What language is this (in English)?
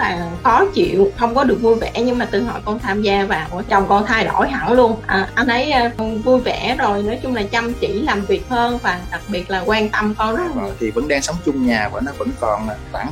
Vietnamese